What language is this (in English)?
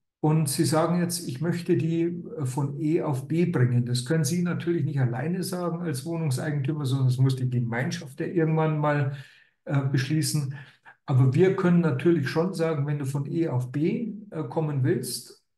German